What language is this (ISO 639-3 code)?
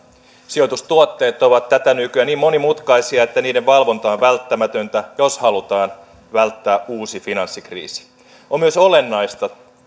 fin